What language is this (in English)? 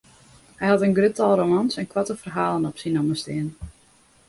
Western Frisian